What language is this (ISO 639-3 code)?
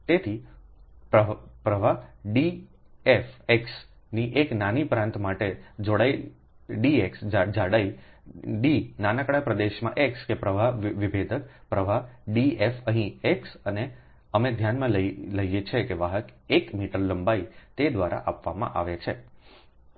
guj